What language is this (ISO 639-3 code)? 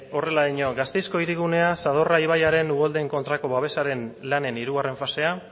eus